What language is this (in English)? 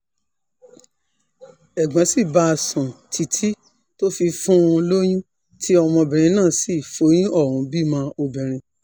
Yoruba